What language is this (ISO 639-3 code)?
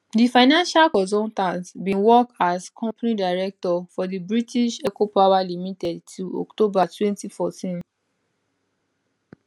pcm